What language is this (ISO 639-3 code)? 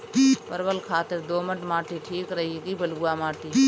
bho